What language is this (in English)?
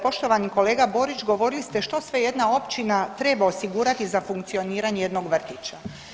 Croatian